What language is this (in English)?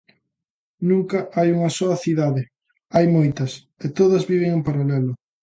Galician